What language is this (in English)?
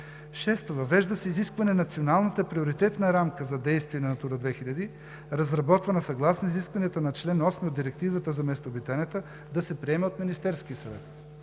Bulgarian